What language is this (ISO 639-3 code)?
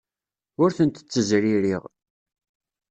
kab